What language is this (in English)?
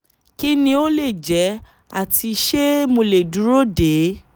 Yoruba